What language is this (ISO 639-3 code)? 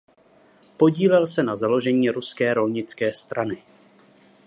ces